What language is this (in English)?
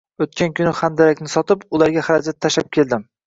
Uzbek